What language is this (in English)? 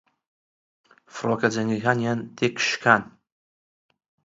Central Kurdish